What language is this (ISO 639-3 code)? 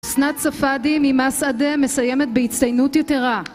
heb